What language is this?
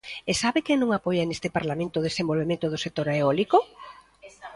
Galician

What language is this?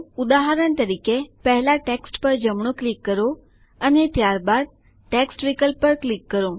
Gujarati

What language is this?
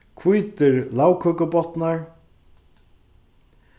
Faroese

